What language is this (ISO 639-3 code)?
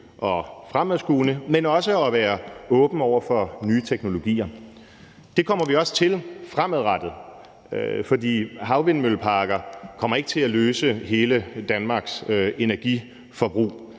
dan